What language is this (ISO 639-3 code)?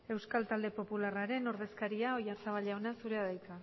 eus